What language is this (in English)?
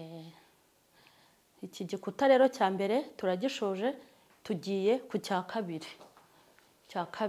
Turkish